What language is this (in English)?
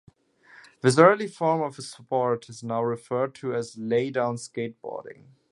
English